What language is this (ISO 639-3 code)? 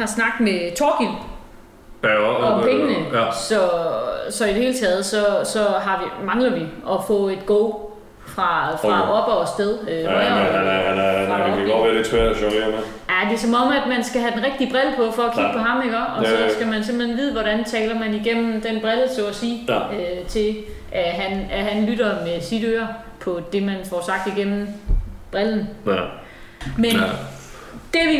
dan